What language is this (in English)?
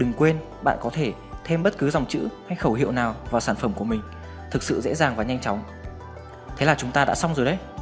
Vietnamese